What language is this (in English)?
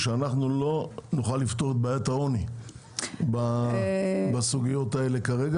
Hebrew